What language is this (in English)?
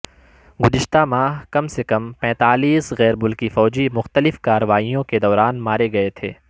Urdu